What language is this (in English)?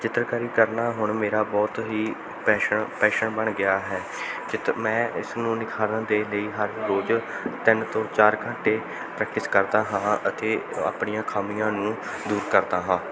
Punjabi